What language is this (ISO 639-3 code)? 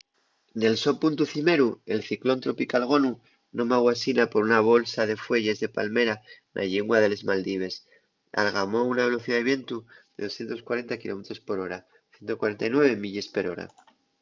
ast